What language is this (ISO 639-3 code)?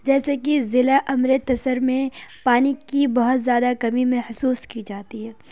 urd